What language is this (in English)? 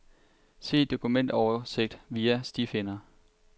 Danish